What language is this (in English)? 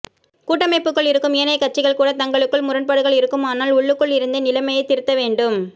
Tamil